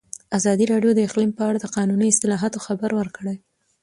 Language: Pashto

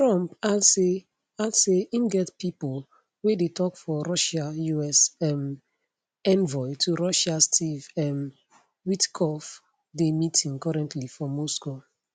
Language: Nigerian Pidgin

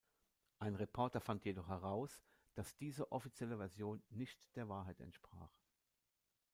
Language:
German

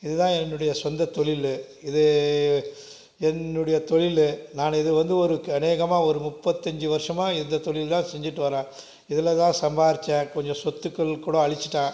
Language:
Tamil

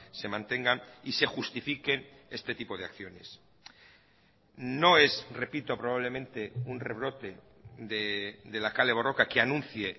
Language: Spanish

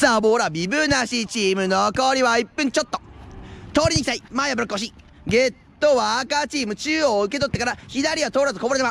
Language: Japanese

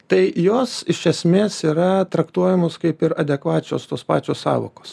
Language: Lithuanian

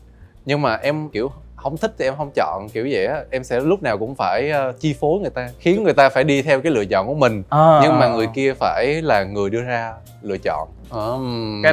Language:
Vietnamese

